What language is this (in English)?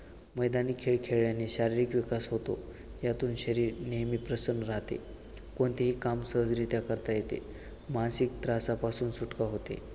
Marathi